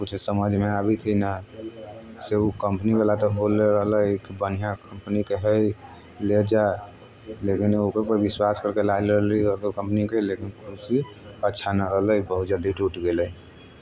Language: Maithili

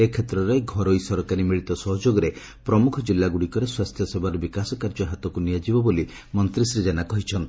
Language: Odia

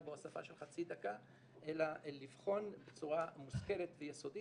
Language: Hebrew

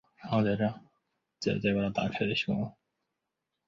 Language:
Chinese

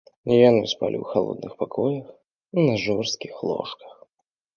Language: Belarusian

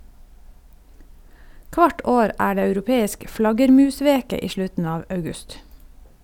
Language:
Norwegian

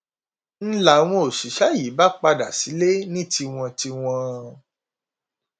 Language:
Yoruba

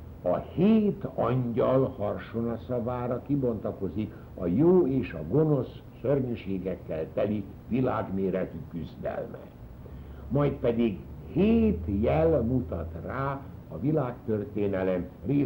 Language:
Hungarian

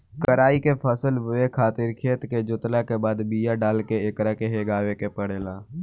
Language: Bhojpuri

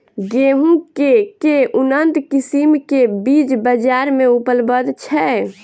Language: Maithili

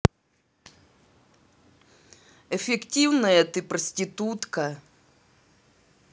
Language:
Russian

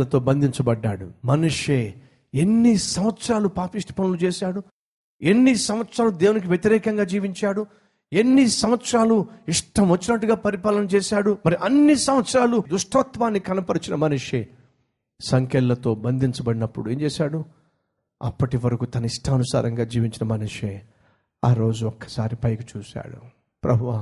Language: Telugu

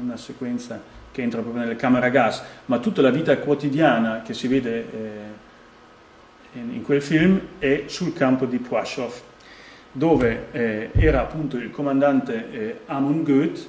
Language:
Italian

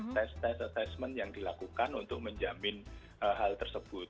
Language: Indonesian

